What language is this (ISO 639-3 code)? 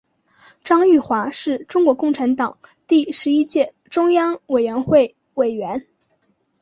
zho